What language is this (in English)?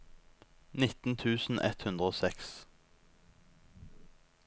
Norwegian